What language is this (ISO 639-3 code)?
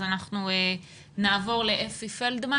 heb